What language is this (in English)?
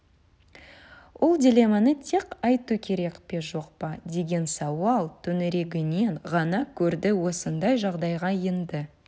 Kazakh